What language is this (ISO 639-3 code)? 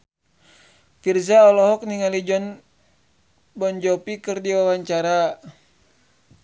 sun